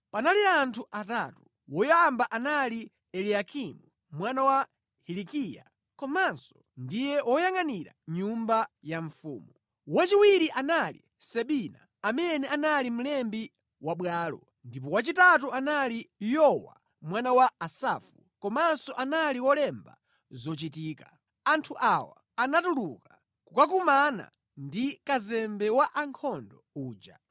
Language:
Nyanja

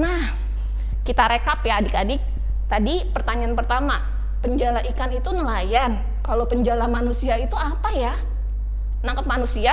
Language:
Indonesian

